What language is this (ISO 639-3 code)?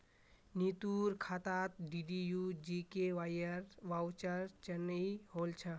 mag